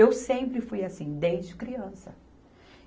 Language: Portuguese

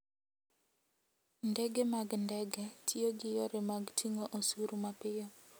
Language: Luo (Kenya and Tanzania)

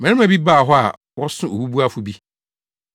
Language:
Akan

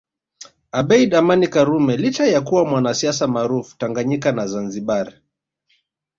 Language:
Swahili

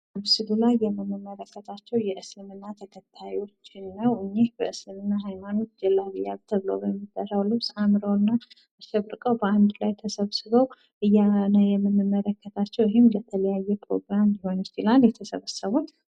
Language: Amharic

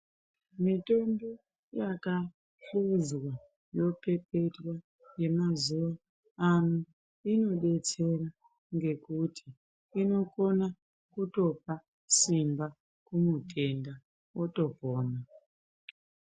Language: Ndau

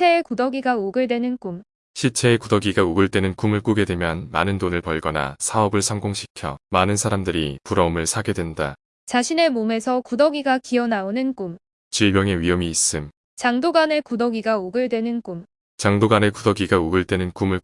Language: Korean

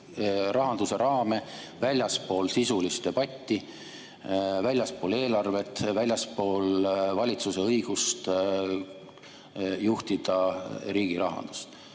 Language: Estonian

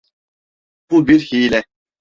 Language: Turkish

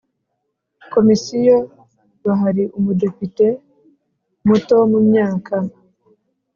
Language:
Kinyarwanda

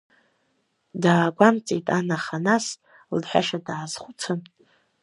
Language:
Abkhazian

